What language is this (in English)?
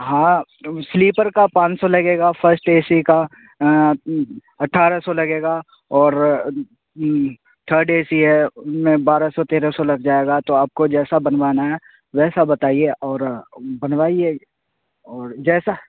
Urdu